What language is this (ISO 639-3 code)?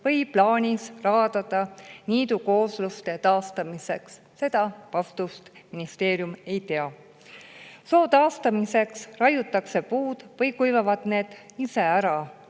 est